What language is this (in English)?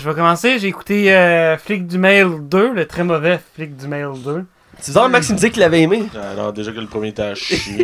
French